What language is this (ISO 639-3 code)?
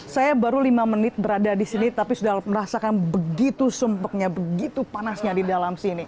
ind